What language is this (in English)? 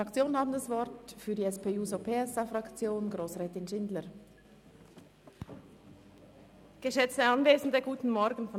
Swiss German